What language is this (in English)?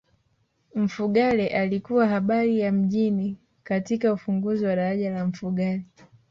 Swahili